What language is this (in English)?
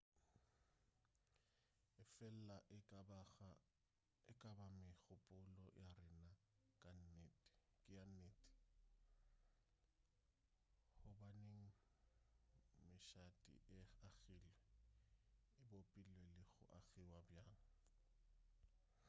Northern Sotho